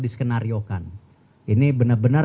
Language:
Indonesian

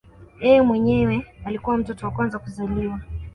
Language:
Swahili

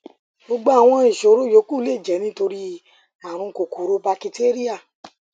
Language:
Yoruba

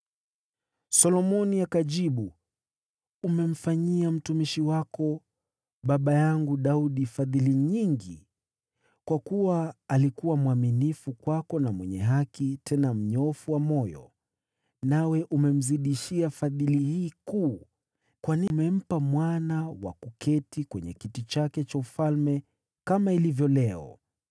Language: Swahili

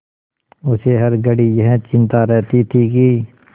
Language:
Hindi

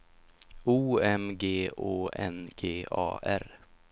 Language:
Swedish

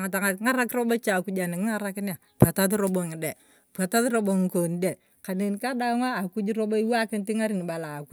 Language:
Turkana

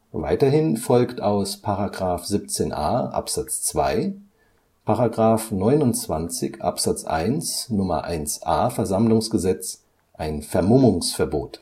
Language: German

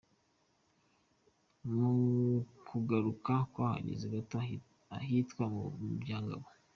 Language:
Kinyarwanda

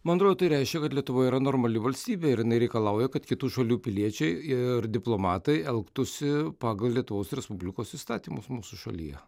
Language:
Lithuanian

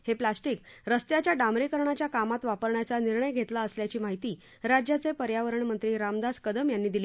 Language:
Marathi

